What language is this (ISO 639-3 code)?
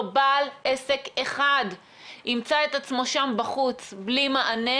heb